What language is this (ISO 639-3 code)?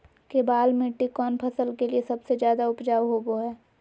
mag